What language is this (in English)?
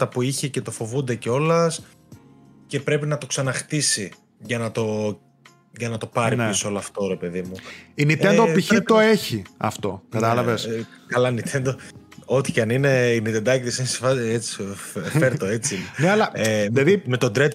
Greek